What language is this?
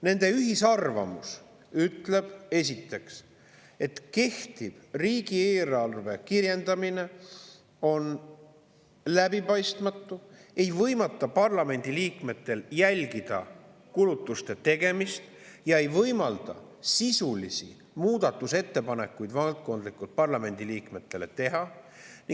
Estonian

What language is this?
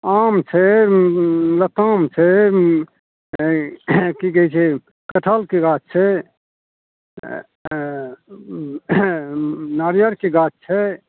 Maithili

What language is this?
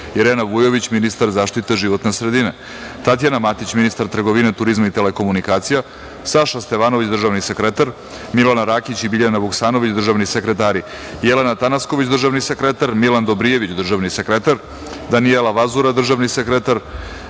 Serbian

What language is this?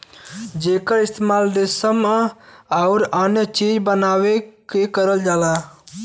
Bhojpuri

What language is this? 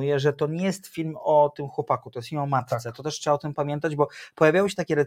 Polish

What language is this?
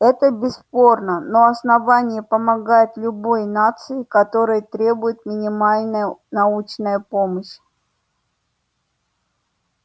Russian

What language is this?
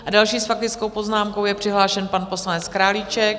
Czech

